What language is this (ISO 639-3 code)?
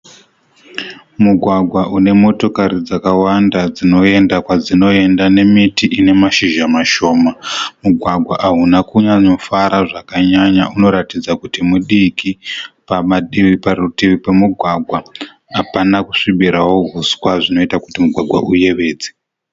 sna